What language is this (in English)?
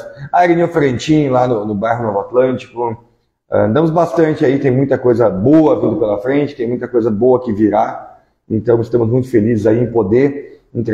Portuguese